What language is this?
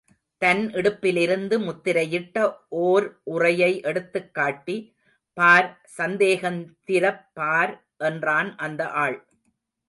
Tamil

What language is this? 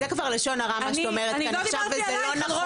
Hebrew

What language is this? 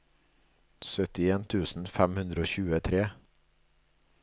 Norwegian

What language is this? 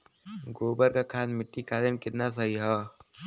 Bhojpuri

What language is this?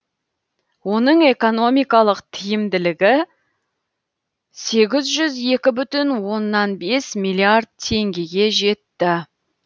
Kazakh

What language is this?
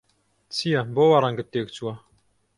Central Kurdish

